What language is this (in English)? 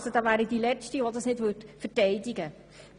Swiss German